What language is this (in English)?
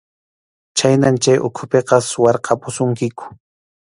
Arequipa-La Unión Quechua